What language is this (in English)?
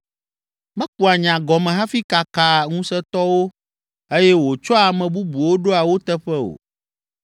Ewe